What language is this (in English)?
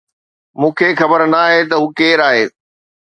Sindhi